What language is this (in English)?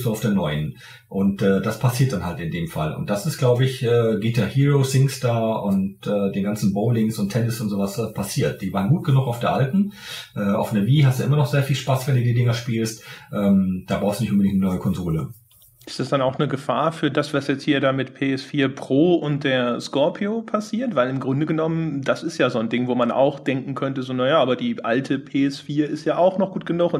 German